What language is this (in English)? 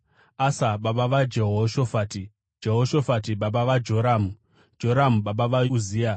Shona